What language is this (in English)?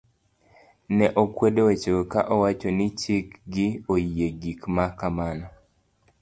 Luo (Kenya and Tanzania)